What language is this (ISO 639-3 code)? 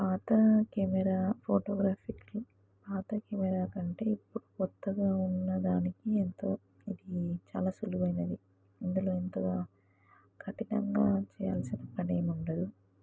tel